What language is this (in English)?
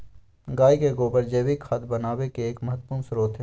Magahi